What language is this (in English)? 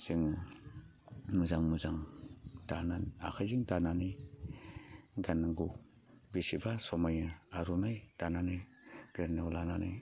Bodo